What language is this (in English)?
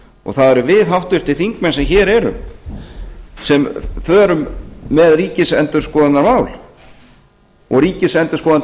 Icelandic